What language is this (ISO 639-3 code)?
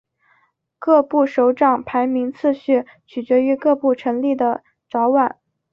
zho